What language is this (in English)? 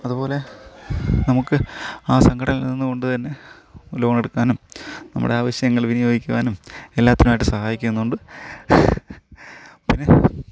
Malayalam